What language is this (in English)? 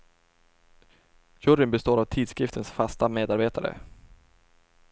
Swedish